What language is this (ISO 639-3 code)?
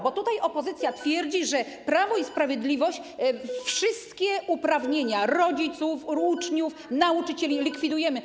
pol